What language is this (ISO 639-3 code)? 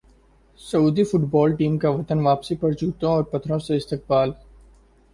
urd